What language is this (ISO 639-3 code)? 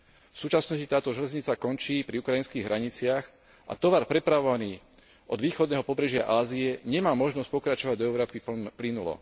slk